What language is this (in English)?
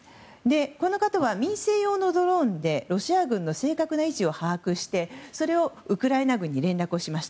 Japanese